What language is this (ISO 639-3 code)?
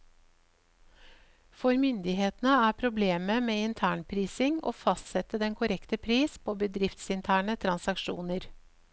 nor